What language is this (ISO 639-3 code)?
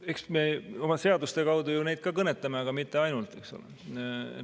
est